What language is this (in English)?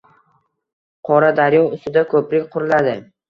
Uzbek